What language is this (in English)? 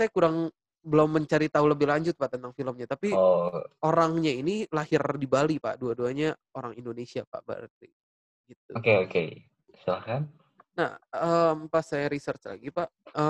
Indonesian